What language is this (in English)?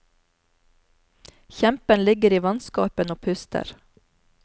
Norwegian